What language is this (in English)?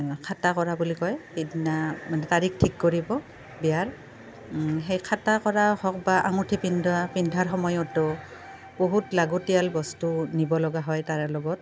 Assamese